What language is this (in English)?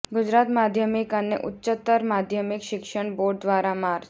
Gujarati